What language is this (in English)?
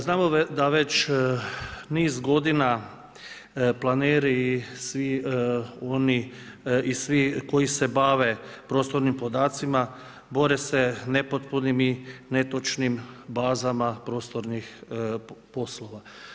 Croatian